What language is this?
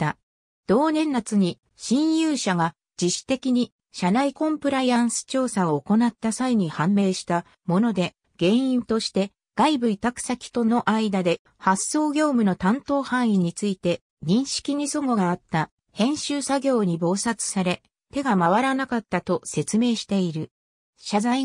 Japanese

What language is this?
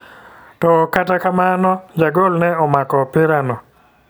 Luo (Kenya and Tanzania)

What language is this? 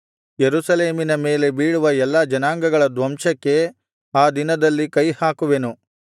Kannada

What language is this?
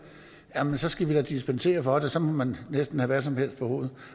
Danish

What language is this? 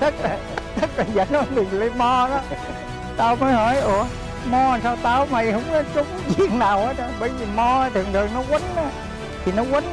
Vietnamese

